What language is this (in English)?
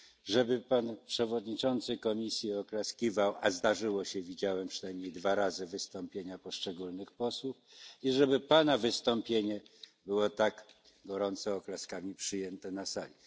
Polish